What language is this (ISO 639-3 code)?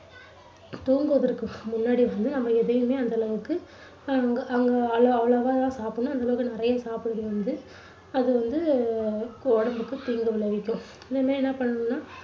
tam